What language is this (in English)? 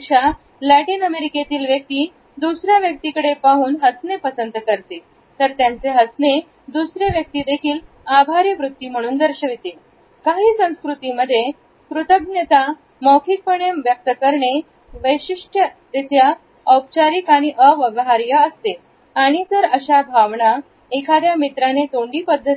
Marathi